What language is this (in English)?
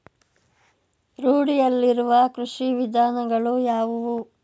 Kannada